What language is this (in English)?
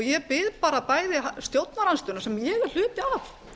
Icelandic